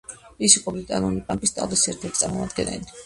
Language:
Georgian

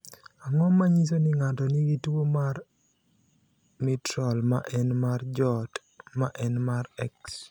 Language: Luo (Kenya and Tanzania)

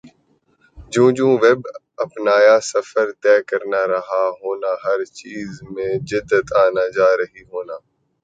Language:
Urdu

